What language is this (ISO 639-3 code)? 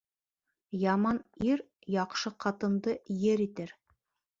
bak